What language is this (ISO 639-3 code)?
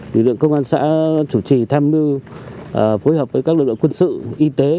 vie